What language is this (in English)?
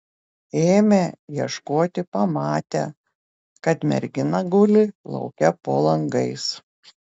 Lithuanian